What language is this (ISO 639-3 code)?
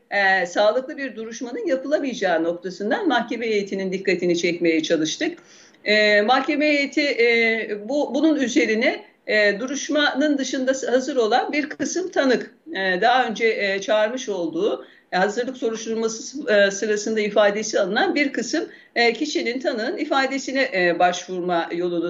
tur